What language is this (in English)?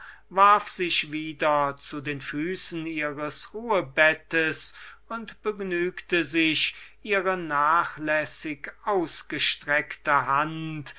German